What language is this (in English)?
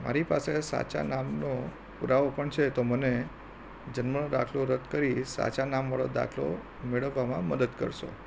Gujarati